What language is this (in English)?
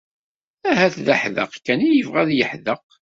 Kabyle